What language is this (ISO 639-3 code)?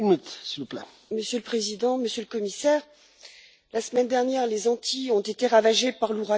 fra